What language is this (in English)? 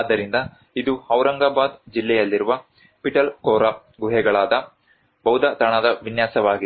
Kannada